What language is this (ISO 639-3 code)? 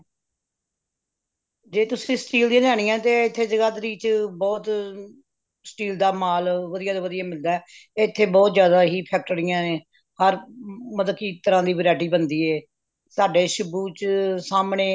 pan